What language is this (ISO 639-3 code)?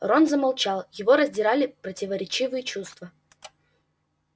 rus